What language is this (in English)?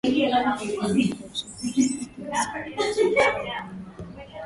Swahili